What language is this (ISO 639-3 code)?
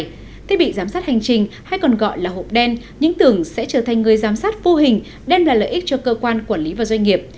vie